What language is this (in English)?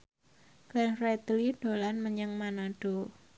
Javanese